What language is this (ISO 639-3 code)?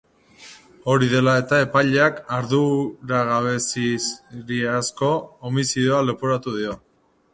eus